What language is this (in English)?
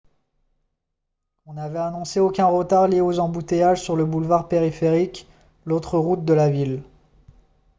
French